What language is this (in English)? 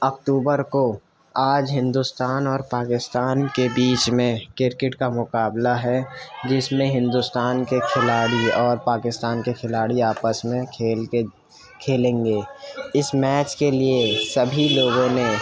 Urdu